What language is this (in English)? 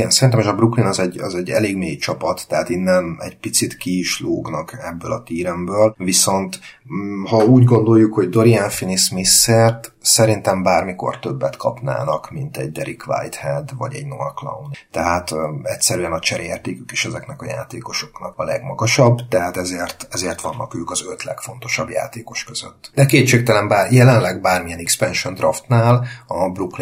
Hungarian